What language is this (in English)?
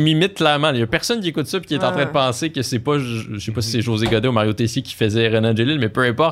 French